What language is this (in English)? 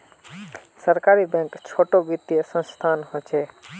Magahi